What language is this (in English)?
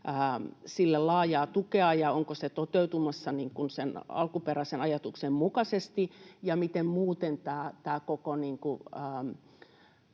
Finnish